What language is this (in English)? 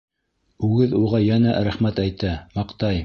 Bashkir